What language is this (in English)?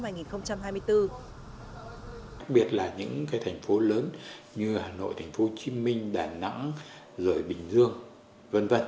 Vietnamese